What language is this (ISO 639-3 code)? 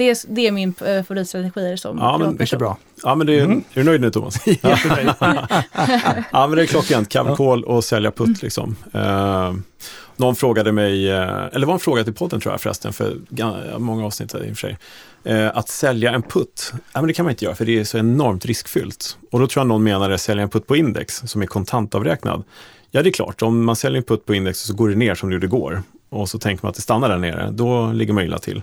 swe